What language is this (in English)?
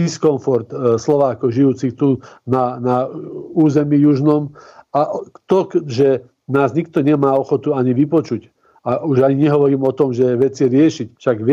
Slovak